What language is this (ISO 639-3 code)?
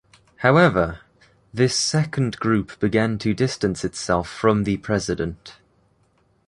eng